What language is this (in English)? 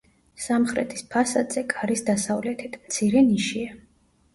Georgian